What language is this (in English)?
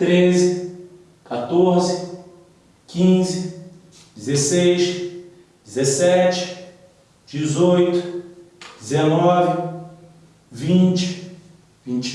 Portuguese